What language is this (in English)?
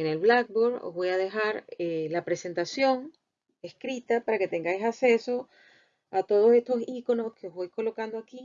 Spanish